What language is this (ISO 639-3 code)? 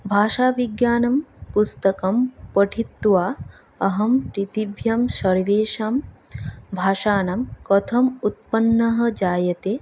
san